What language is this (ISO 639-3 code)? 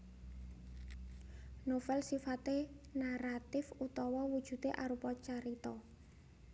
jav